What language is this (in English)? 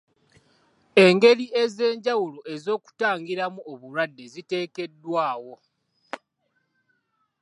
Ganda